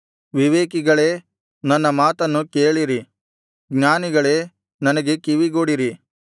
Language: Kannada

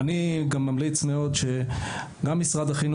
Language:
Hebrew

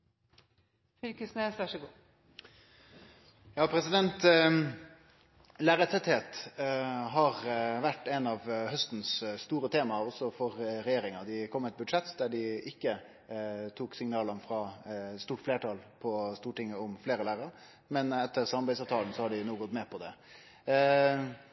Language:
Norwegian Nynorsk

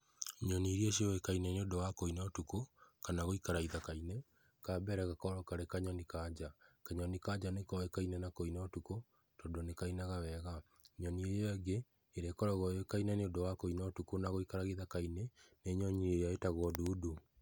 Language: Kikuyu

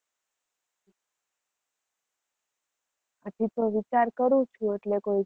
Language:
Gujarati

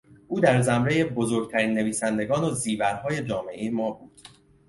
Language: Persian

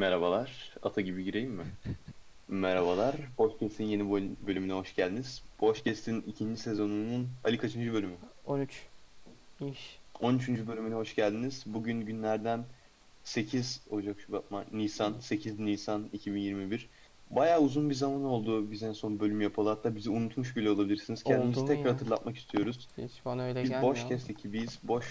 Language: Turkish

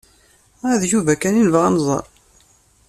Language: Kabyle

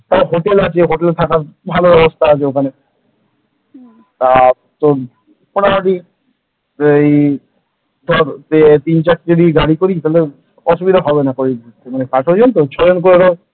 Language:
Bangla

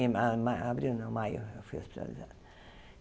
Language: Portuguese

